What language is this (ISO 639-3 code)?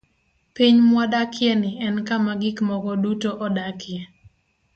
luo